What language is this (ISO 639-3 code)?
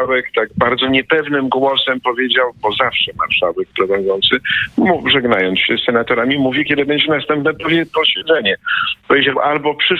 pol